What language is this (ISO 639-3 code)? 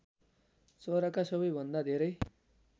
nep